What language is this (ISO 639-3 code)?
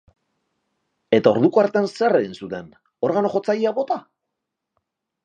eus